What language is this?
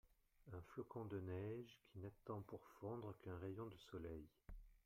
French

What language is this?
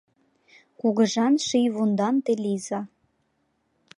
Mari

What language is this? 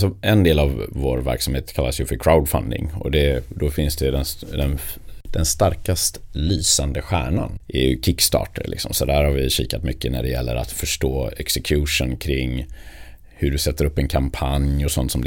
Swedish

